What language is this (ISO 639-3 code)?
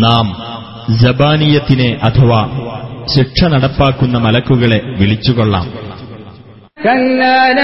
mal